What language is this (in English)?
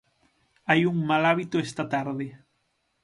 Galician